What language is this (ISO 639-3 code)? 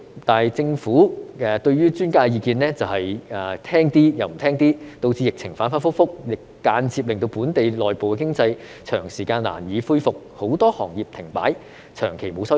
yue